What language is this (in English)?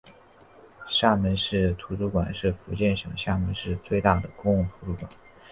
Chinese